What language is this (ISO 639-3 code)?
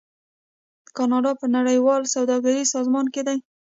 pus